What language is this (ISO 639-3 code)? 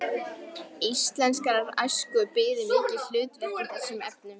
isl